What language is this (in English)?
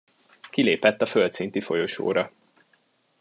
Hungarian